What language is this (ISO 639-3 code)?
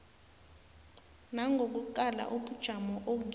nbl